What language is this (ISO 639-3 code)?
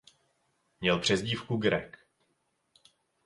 ces